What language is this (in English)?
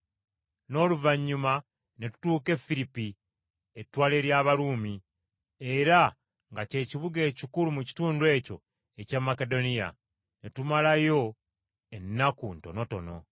Ganda